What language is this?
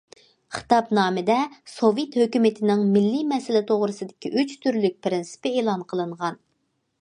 Uyghur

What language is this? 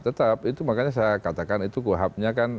Indonesian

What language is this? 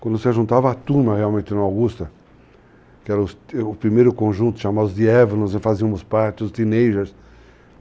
Portuguese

